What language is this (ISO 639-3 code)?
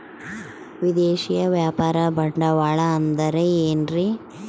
kan